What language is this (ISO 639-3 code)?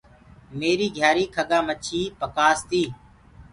ggg